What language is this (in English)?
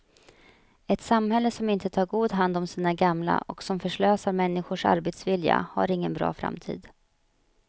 Swedish